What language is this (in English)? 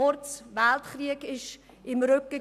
Swiss German